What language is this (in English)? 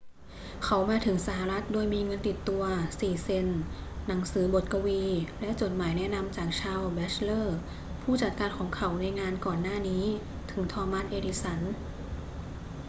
Thai